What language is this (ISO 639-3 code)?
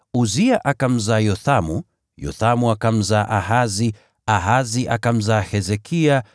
swa